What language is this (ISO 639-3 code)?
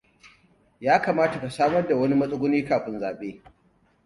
hau